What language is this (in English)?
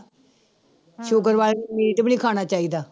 Punjabi